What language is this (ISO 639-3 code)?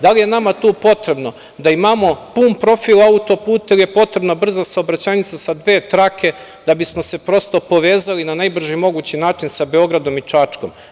srp